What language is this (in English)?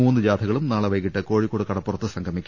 Malayalam